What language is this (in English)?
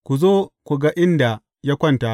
Hausa